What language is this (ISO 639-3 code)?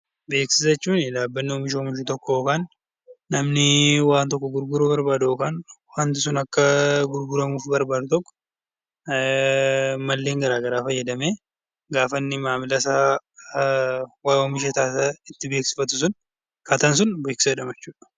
orm